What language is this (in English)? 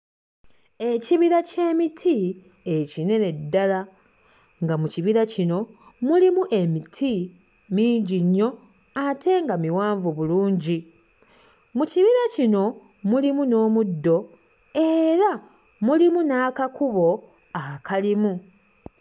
Ganda